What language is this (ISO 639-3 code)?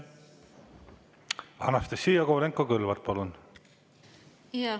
est